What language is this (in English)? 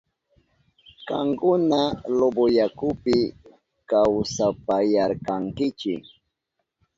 Southern Pastaza Quechua